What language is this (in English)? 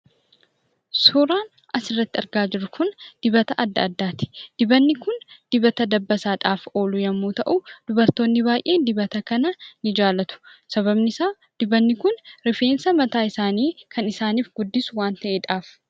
Oromo